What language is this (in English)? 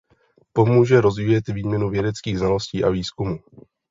Czech